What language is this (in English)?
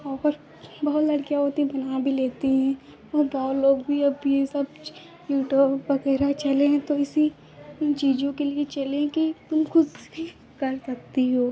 Hindi